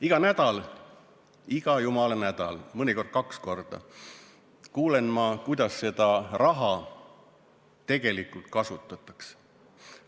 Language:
Estonian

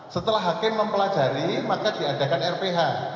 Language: Indonesian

